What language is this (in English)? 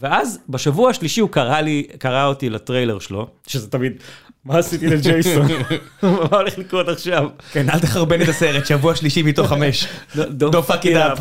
Hebrew